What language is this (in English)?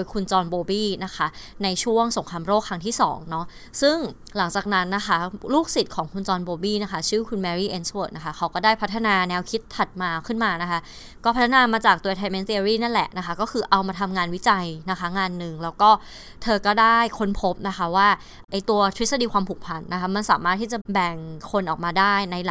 Thai